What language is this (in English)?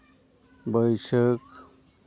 Santali